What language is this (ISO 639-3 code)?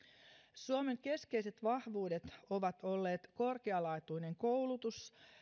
fin